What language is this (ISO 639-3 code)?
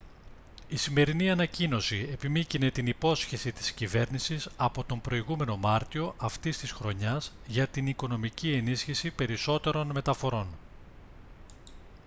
ell